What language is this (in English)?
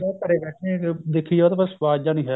Punjabi